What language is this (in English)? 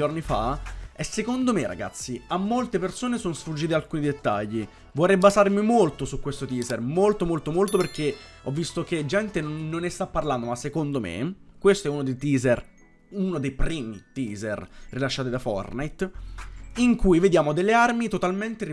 Italian